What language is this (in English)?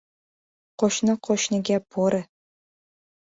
Uzbek